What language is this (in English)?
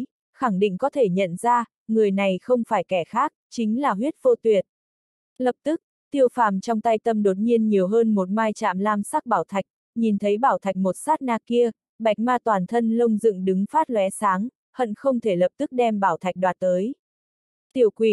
Vietnamese